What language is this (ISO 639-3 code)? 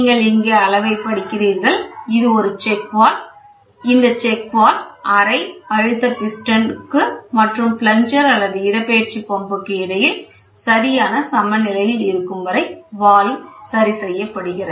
tam